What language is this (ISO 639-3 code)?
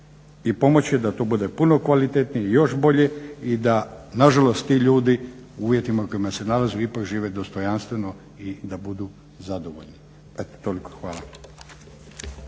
hrv